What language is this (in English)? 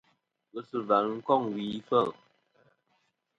Kom